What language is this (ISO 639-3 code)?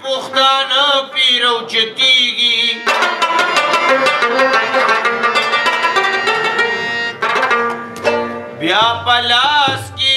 ara